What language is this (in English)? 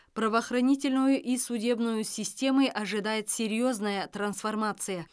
Kazakh